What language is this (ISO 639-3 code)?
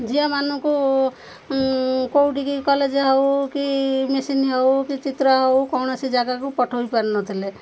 ori